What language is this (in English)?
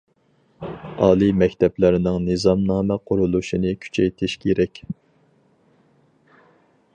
Uyghur